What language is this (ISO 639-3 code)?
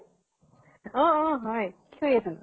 asm